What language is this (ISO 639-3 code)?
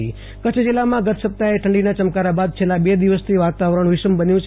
guj